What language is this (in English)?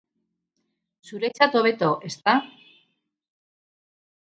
Basque